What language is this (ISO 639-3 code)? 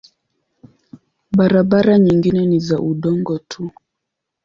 swa